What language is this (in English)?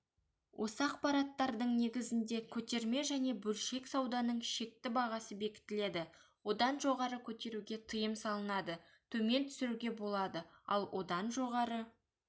Kazakh